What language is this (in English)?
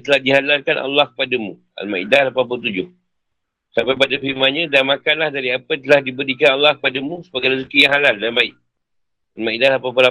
Malay